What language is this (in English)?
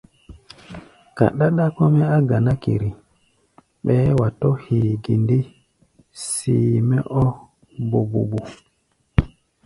Gbaya